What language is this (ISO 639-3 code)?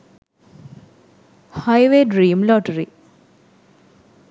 sin